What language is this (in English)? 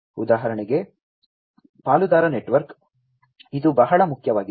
Kannada